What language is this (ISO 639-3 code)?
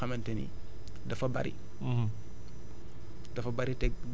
wol